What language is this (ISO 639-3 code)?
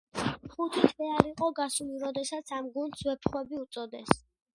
kat